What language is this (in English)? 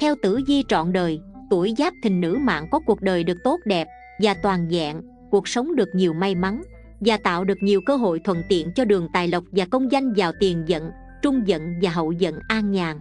Vietnamese